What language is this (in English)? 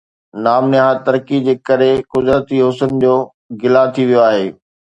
Sindhi